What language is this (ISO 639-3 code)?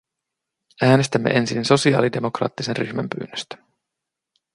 fin